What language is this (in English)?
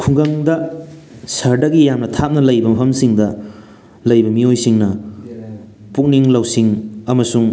Manipuri